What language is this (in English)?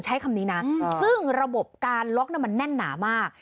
Thai